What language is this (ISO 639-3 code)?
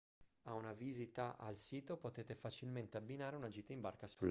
ita